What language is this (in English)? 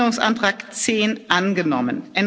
German